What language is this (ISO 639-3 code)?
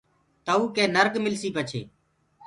ggg